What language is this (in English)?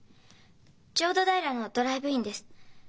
Japanese